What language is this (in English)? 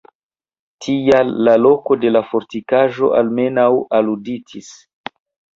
Esperanto